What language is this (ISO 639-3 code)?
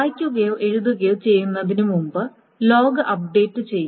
mal